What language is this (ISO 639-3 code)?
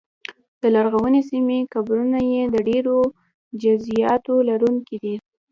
pus